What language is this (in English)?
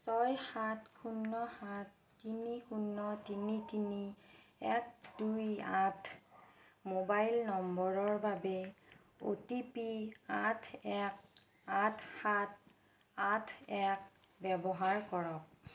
Assamese